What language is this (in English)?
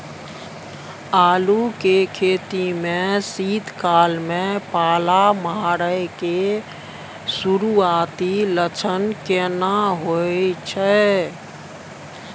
Maithili